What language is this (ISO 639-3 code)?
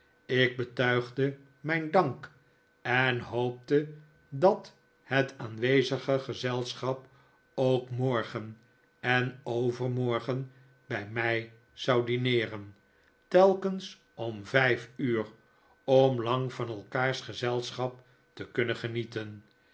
nld